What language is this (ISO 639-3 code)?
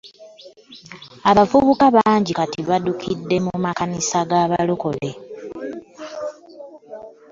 lug